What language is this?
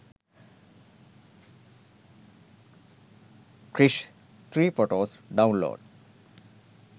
Sinhala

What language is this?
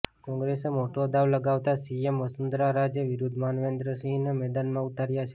Gujarati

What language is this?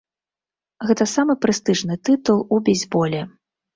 Belarusian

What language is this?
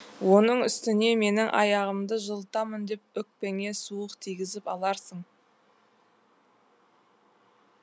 Kazakh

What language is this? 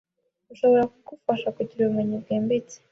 Kinyarwanda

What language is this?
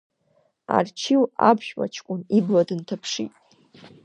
Abkhazian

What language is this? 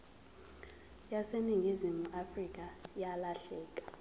Zulu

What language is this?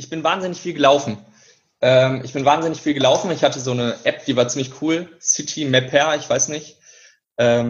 German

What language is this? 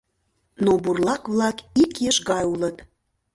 Mari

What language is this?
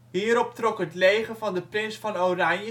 Dutch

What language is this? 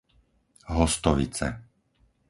Slovak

